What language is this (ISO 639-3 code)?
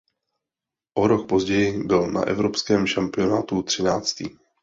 ces